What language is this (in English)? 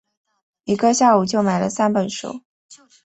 Chinese